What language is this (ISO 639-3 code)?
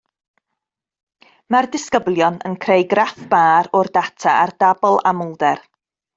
cym